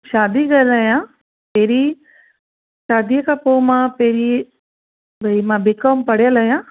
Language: Sindhi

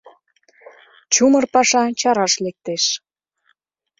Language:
Mari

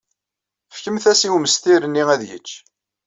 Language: Kabyle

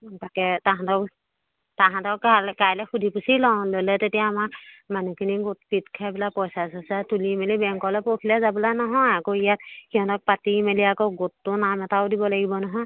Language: Assamese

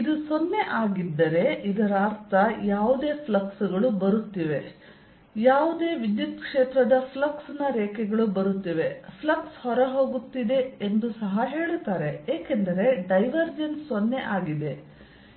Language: Kannada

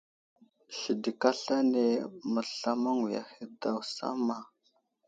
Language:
Wuzlam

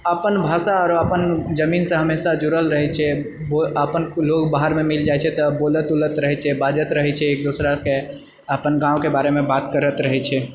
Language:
Maithili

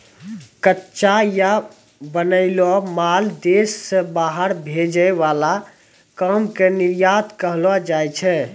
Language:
Maithili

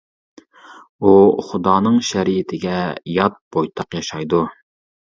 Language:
Uyghur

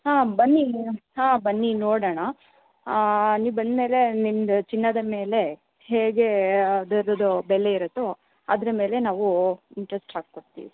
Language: Kannada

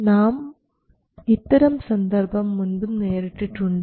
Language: Malayalam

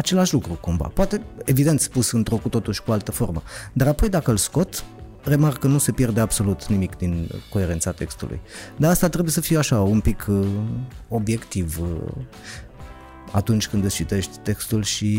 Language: Romanian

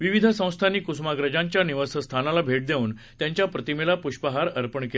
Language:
Marathi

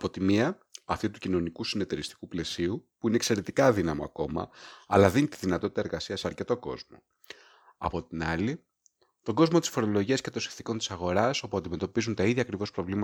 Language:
Greek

